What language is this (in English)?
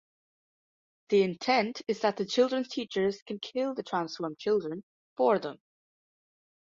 English